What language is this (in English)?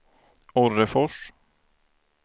Swedish